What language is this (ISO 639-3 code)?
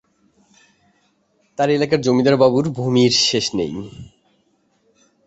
ben